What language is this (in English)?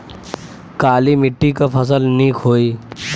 Bhojpuri